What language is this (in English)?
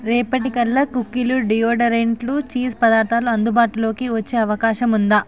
Telugu